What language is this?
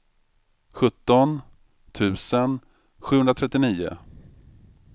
Swedish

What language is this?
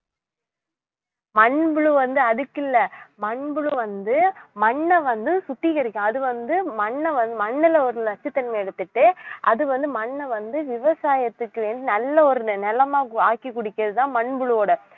Tamil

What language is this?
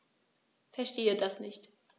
German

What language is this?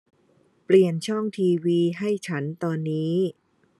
Thai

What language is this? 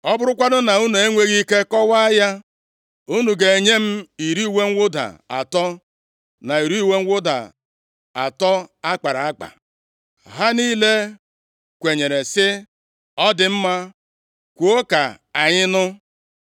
Igbo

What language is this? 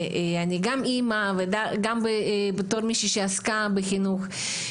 Hebrew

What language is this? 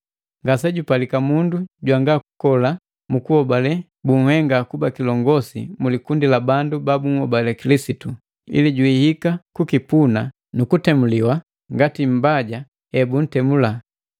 Matengo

